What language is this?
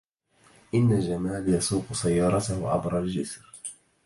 Arabic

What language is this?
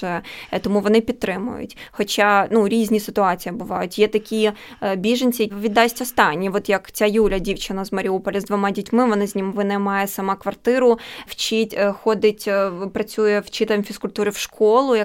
Ukrainian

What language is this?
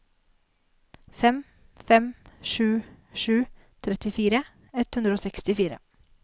Norwegian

